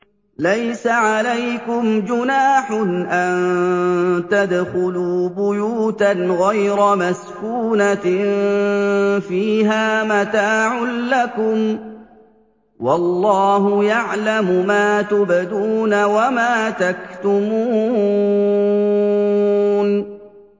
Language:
Arabic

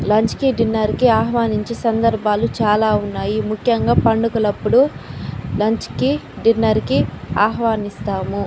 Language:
Telugu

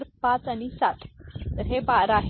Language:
Marathi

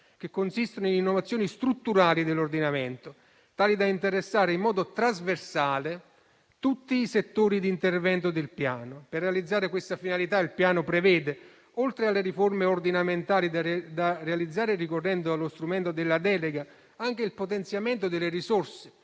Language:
Italian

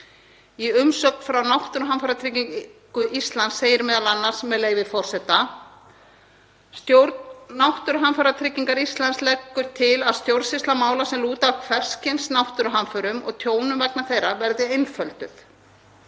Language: Icelandic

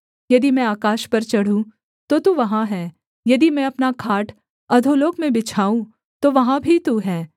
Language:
Hindi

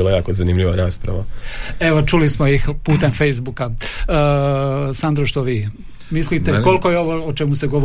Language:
Croatian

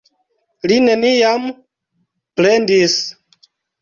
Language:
Esperanto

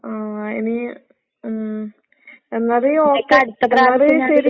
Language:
Malayalam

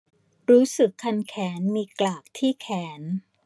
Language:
Thai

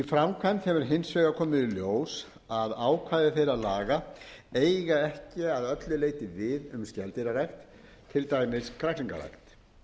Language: Icelandic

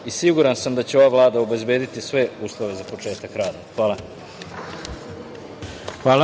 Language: Serbian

